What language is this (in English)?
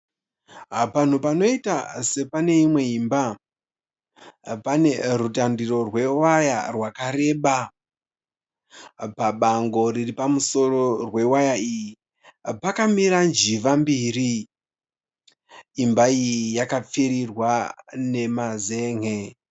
Shona